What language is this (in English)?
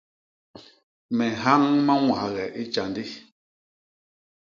Basaa